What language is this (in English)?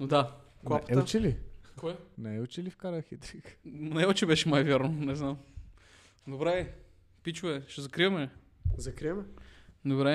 Bulgarian